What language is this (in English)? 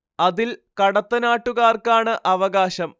Malayalam